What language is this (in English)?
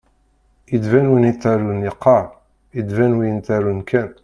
Kabyle